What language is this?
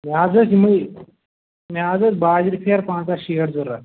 Kashmiri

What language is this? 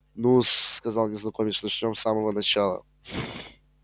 Russian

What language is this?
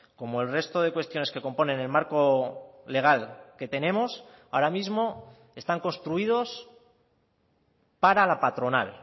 Spanish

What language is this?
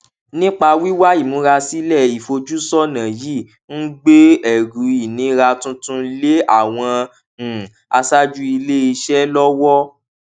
Yoruba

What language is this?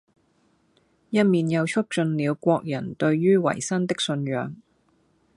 Cantonese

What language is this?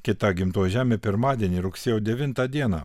Lithuanian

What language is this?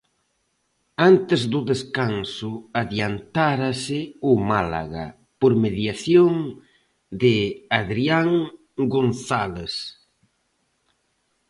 Galician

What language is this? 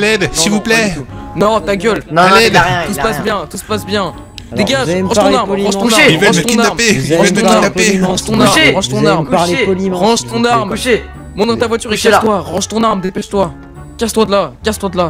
French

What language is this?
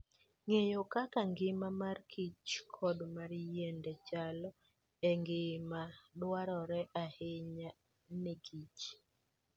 Luo (Kenya and Tanzania)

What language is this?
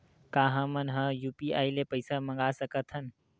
Chhattisgarhi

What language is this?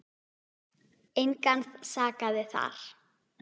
Icelandic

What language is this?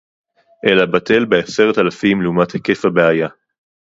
Hebrew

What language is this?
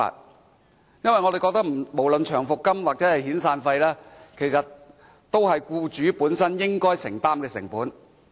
Cantonese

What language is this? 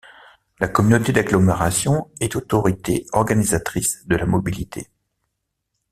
French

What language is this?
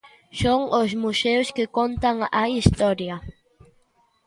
Galician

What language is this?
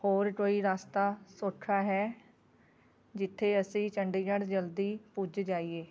Punjabi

